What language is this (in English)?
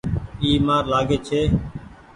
Goaria